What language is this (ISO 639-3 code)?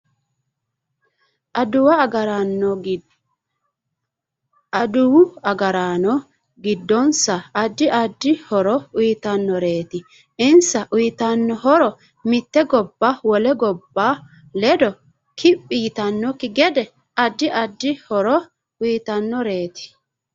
sid